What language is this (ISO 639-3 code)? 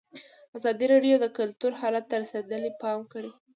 pus